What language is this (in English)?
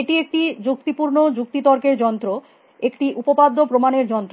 Bangla